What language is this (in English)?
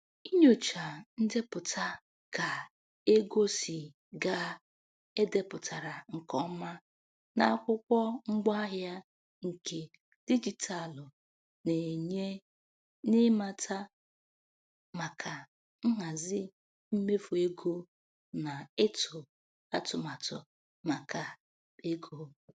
Igbo